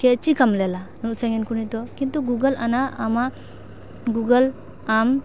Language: Santali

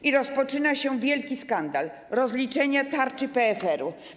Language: Polish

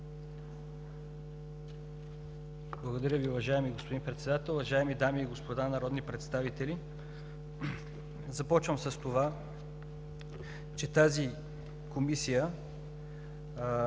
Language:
Bulgarian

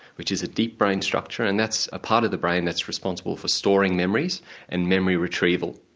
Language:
English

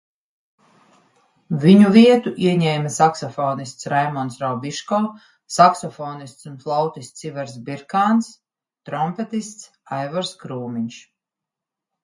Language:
Latvian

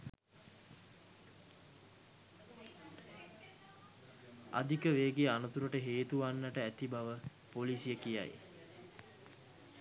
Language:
Sinhala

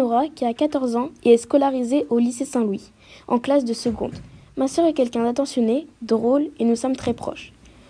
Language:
French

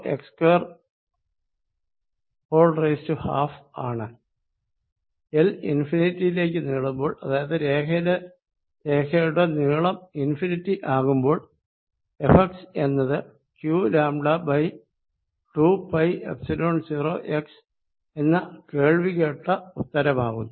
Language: Malayalam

